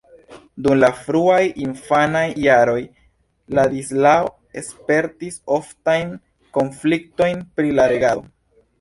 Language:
Esperanto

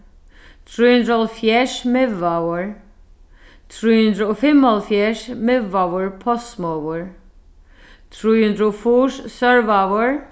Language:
Faroese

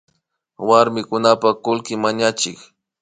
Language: Imbabura Highland Quichua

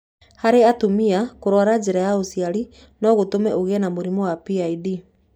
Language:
Kikuyu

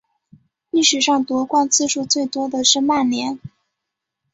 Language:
Chinese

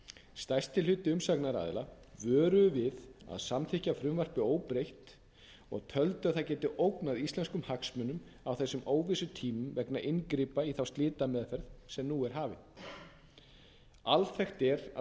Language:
Icelandic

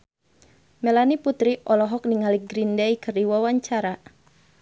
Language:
Sundanese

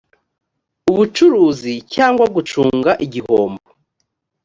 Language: Kinyarwanda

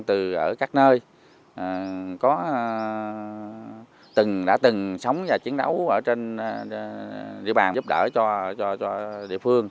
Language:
Vietnamese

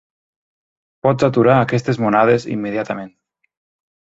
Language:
Catalan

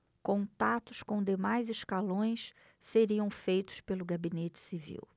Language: Portuguese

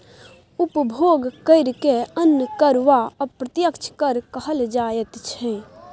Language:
Maithili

